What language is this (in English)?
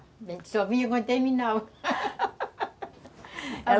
Portuguese